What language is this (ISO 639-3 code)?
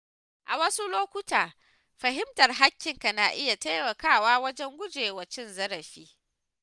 hau